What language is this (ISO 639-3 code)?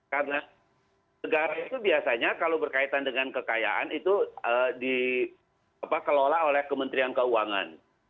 ind